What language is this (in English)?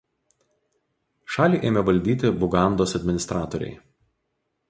Lithuanian